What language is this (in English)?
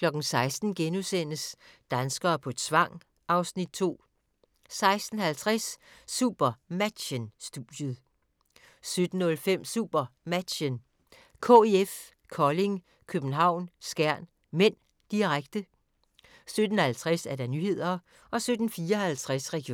Danish